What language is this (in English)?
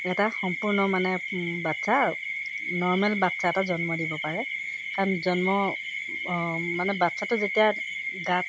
Assamese